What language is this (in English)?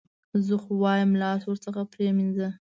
Pashto